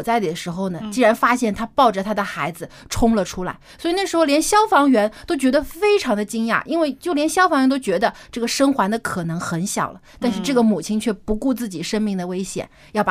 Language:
Chinese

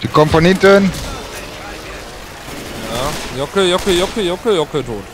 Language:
German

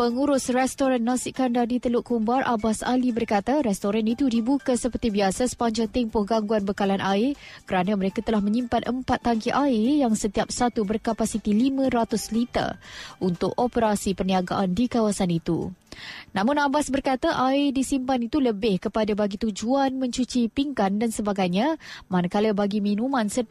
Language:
Malay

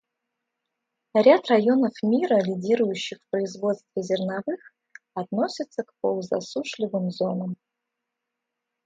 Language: Russian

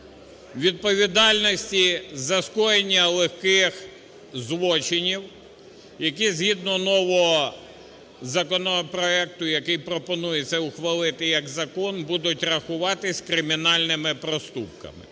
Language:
Ukrainian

